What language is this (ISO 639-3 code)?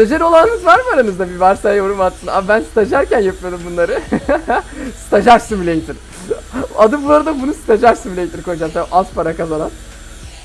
tur